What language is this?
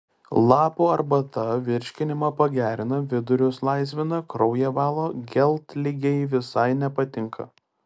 Lithuanian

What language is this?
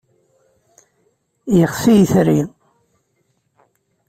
Kabyle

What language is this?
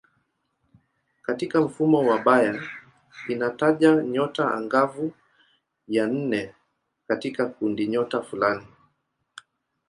Swahili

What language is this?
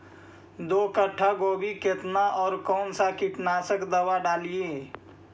Magahi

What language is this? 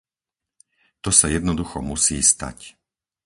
Slovak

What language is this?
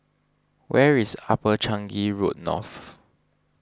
English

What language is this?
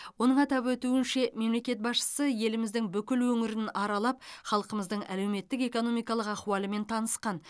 Kazakh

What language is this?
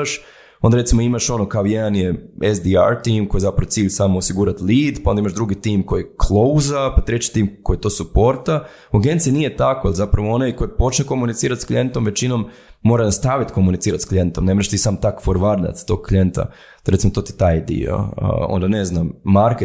Croatian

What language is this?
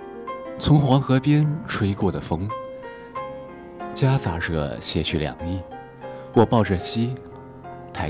Chinese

